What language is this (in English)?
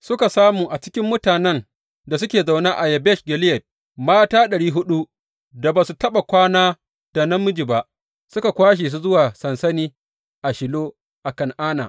Hausa